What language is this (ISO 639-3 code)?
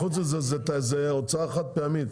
heb